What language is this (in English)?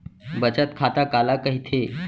Chhattisgarhi